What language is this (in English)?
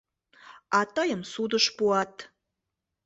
Mari